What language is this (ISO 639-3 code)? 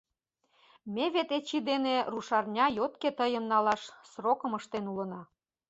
chm